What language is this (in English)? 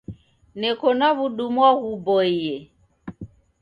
Taita